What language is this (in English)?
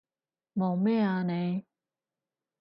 Cantonese